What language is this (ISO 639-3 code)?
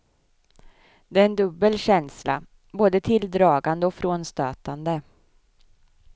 swe